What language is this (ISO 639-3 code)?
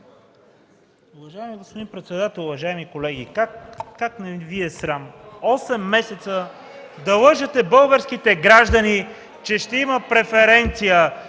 bul